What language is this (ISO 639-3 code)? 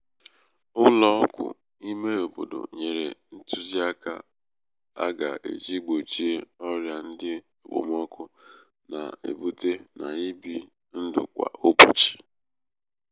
ibo